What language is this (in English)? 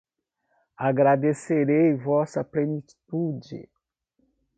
Portuguese